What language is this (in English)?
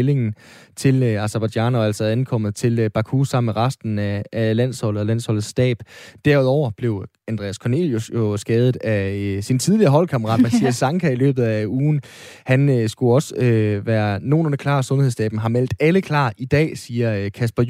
Danish